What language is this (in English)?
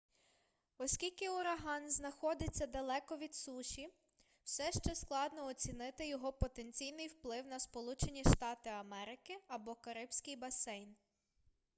Ukrainian